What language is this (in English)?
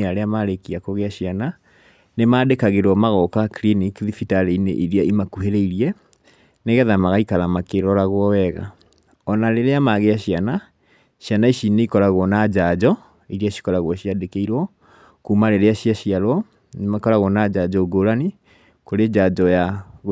Kikuyu